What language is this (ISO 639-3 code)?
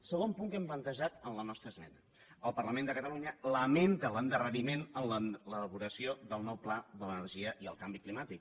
cat